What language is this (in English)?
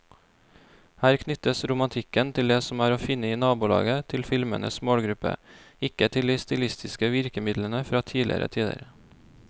Norwegian